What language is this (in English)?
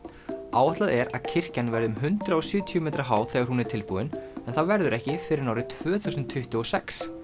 Icelandic